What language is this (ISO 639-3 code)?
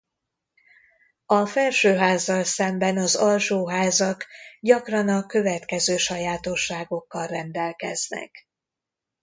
hun